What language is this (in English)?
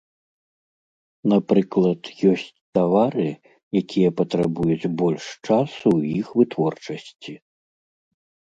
Belarusian